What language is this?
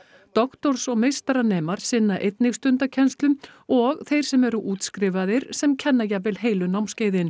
Icelandic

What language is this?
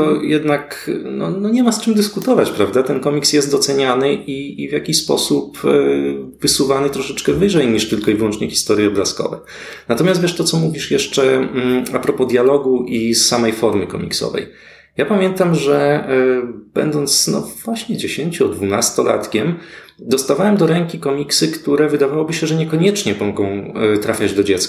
Polish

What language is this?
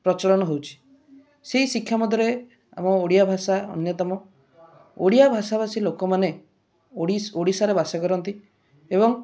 Odia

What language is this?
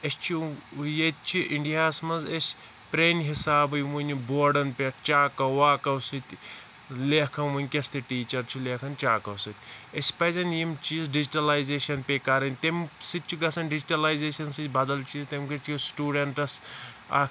Kashmiri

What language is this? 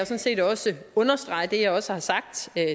Danish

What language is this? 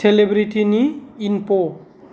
Bodo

